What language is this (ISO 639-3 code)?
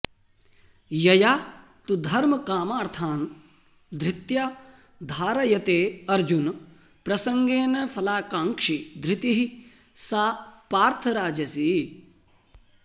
san